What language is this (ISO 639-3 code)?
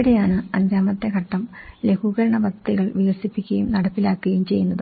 mal